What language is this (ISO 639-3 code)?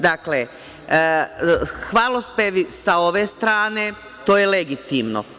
srp